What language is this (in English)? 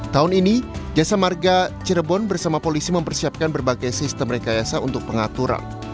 Indonesian